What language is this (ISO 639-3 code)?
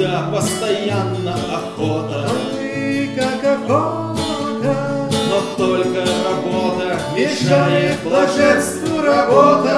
rus